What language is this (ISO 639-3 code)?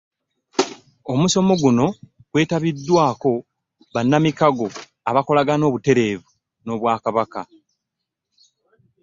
lug